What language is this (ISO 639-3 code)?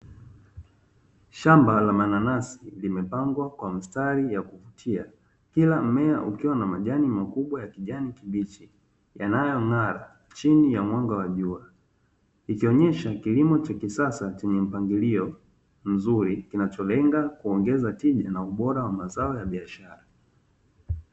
swa